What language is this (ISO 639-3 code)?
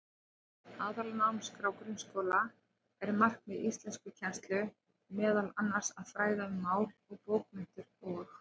isl